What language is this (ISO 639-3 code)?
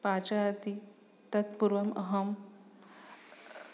san